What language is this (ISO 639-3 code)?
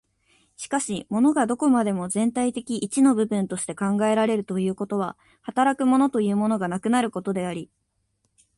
jpn